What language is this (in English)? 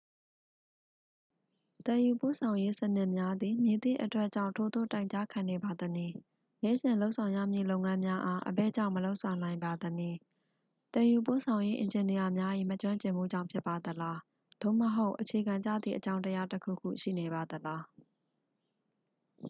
Burmese